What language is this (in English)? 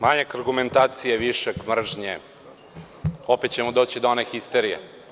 Serbian